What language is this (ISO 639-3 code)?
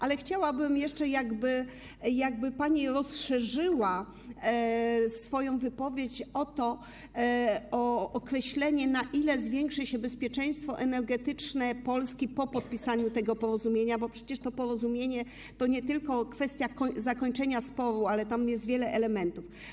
pol